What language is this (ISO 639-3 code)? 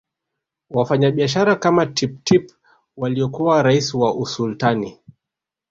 swa